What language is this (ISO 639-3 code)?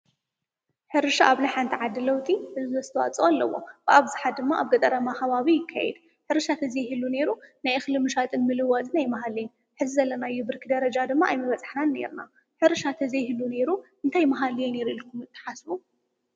tir